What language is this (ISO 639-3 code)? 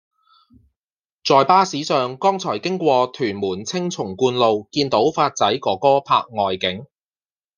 yue